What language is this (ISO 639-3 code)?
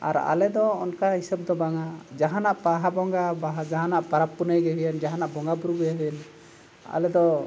sat